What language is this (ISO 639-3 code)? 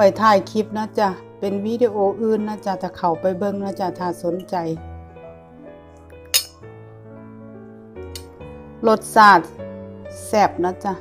tha